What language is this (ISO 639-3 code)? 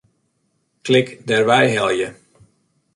fry